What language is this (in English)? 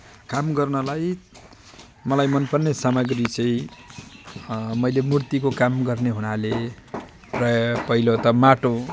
Nepali